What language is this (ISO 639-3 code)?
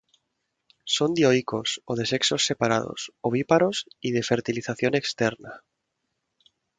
spa